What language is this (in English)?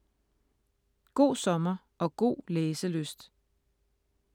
Danish